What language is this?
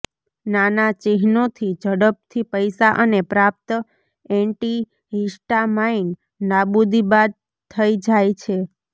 Gujarati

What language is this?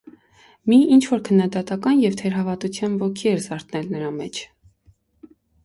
Armenian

